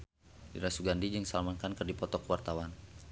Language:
Sundanese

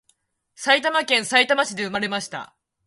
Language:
Japanese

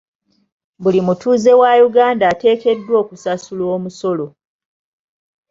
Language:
Ganda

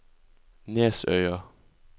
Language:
Norwegian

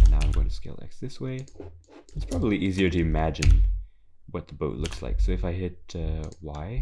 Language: English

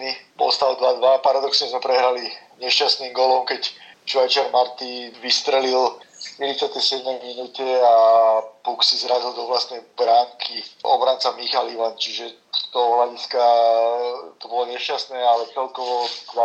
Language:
Slovak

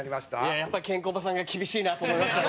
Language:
Japanese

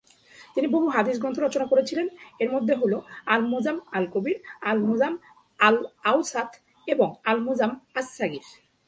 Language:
Bangla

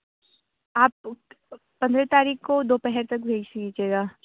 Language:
Urdu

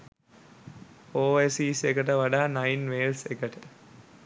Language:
Sinhala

